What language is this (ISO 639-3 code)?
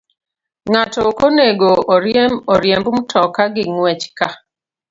luo